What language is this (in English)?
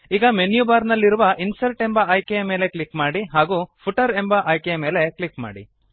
Kannada